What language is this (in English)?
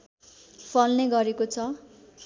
Nepali